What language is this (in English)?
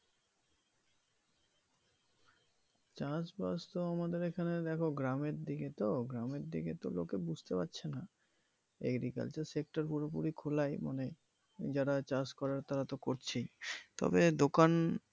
Bangla